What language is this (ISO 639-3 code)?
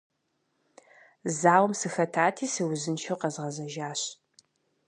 kbd